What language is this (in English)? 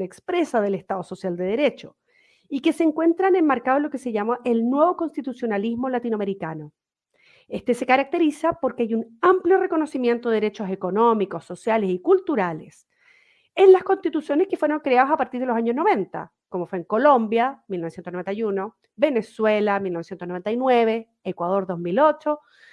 Spanish